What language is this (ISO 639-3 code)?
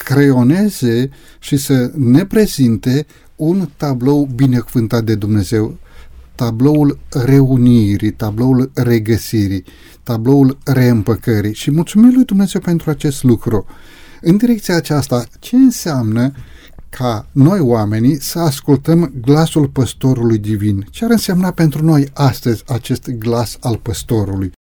ron